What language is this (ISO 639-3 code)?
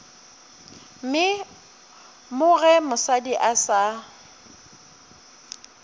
nso